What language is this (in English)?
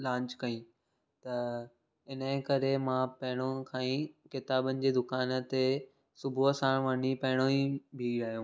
Sindhi